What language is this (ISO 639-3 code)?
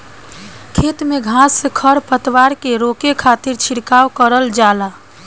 bho